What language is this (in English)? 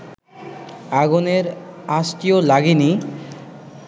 Bangla